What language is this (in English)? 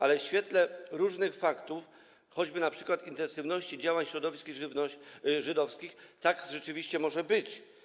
Polish